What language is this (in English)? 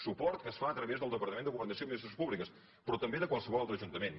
Catalan